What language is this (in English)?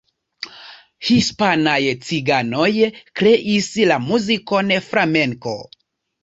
Esperanto